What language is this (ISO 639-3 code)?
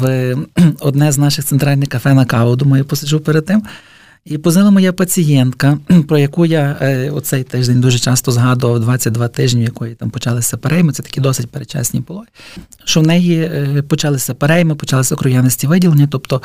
ukr